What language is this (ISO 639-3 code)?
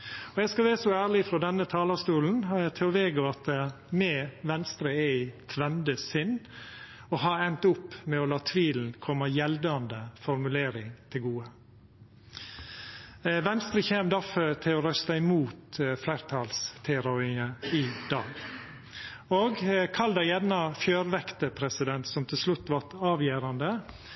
nno